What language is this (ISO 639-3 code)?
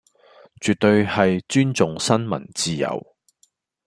yue